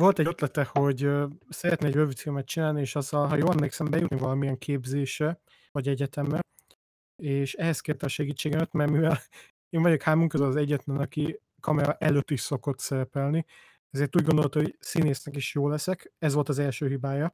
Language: Hungarian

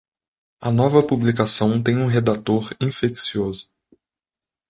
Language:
Portuguese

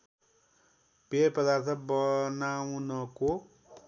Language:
Nepali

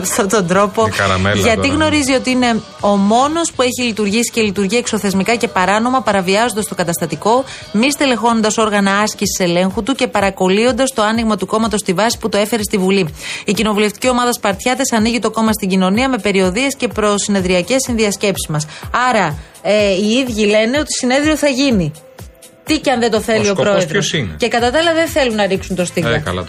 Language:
Greek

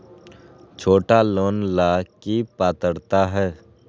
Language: Magahi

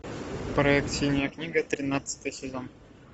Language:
Russian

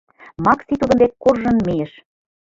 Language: Mari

